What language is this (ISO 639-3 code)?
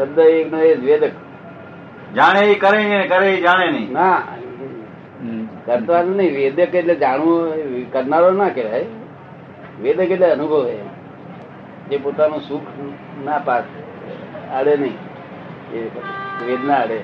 guj